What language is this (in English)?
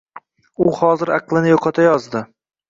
Uzbek